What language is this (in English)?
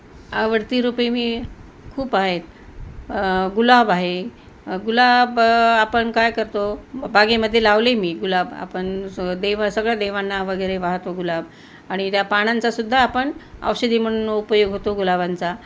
Marathi